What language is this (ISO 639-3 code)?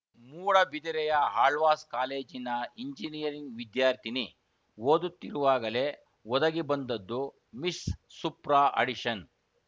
kan